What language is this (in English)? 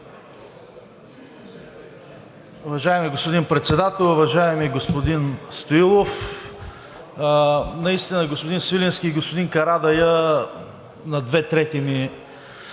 Bulgarian